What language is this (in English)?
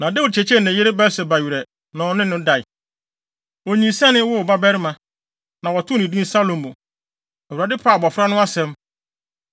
Akan